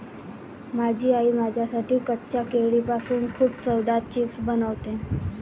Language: Marathi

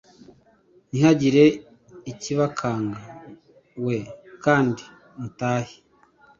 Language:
Kinyarwanda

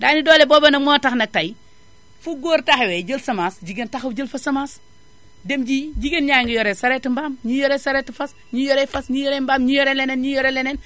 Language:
Wolof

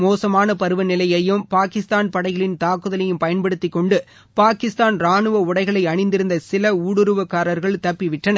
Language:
Tamil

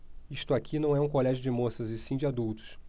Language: Portuguese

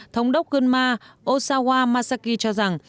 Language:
Vietnamese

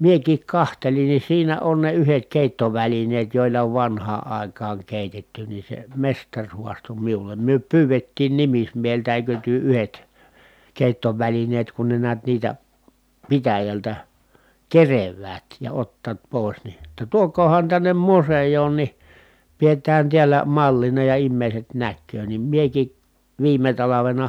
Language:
Finnish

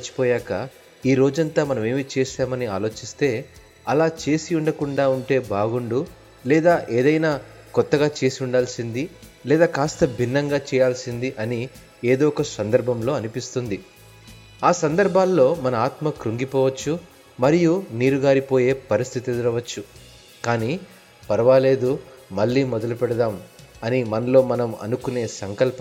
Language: Telugu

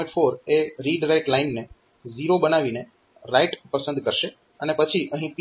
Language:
Gujarati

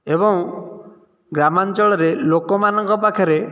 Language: Odia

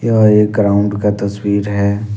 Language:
Hindi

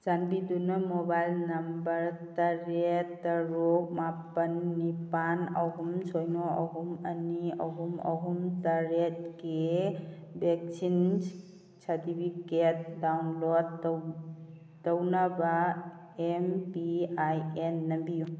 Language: Manipuri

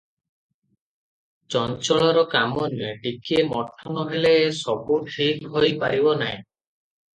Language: Odia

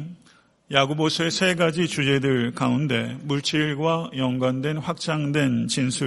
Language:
Korean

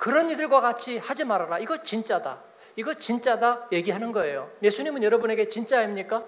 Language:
Korean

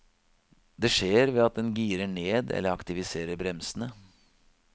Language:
Norwegian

